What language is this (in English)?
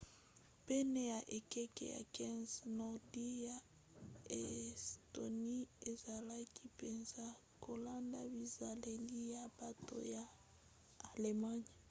Lingala